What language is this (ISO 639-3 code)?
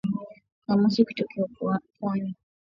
swa